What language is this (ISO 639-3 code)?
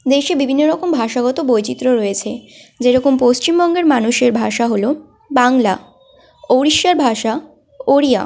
ben